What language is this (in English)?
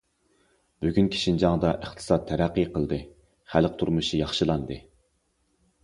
Uyghur